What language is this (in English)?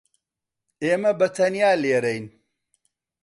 Central Kurdish